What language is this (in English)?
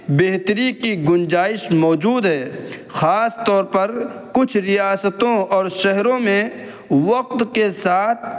Urdu